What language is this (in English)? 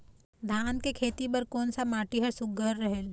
Chhattisgarhi